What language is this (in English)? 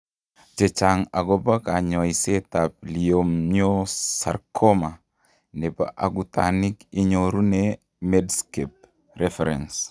Kalenjin